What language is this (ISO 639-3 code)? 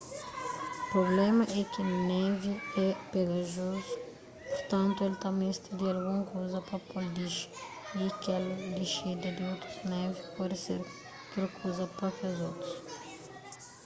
kea